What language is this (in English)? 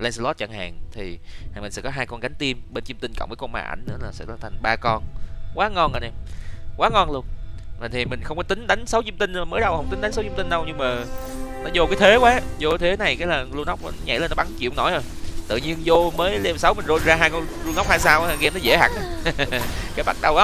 Vietnamese